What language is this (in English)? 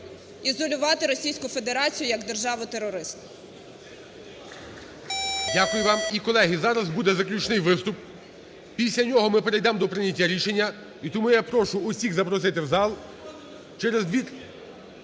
Ukrainian